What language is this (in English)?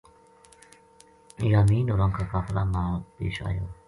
Gujari